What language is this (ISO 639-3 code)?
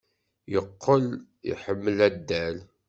kab